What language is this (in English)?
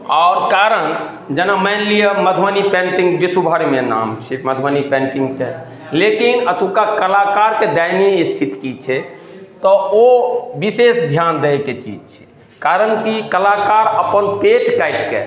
Maithili